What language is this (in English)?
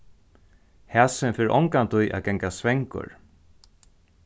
Faroese